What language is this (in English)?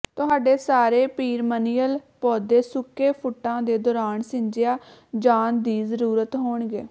Punjabi